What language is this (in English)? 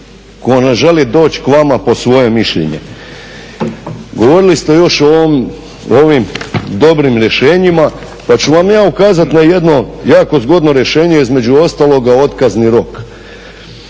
Croatian